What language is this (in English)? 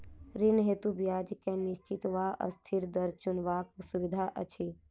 Maithili